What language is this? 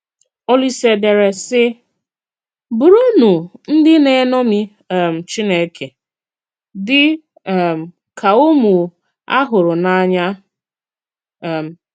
Igbo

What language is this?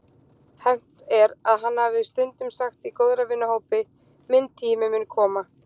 Icelandic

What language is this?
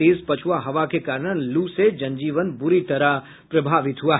Hindi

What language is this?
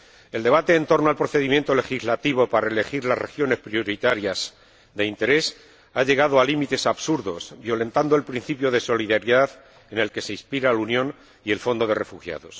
Spanish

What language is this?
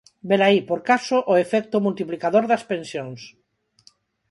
Galician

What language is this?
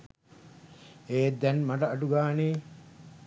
Sinhala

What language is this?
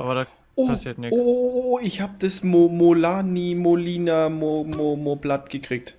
German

